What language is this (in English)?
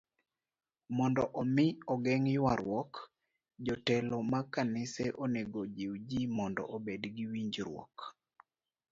Luo (Kenya and Tanzania)